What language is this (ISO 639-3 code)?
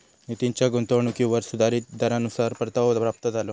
mar